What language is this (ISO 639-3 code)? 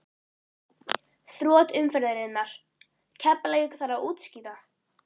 isl